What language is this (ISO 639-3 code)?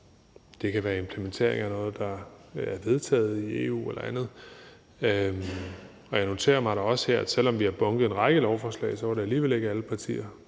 dan